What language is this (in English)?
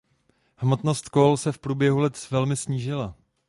Czech